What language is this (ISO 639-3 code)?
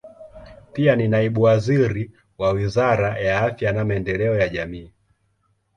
swa